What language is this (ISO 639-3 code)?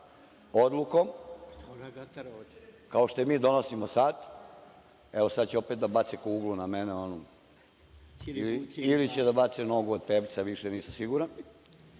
srp